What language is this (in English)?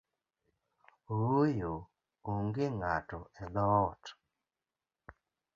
Luo (Kenya and Tanzania)